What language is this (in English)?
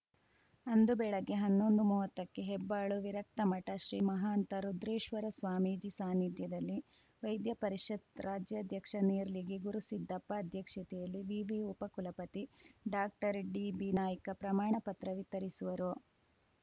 Kannada